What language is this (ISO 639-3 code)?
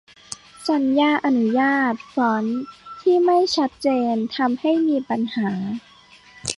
tha